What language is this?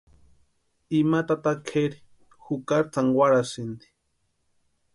Western Highland Purepecha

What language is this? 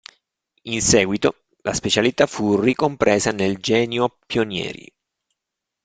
Italian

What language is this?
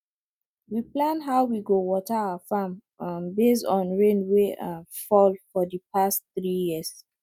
Nigerian Pidgin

